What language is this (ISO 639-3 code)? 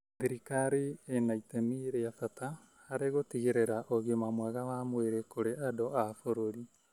kik